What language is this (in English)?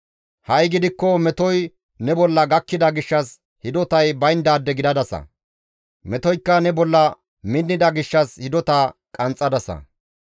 Gamo